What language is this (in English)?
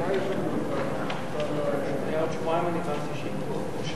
Hebrew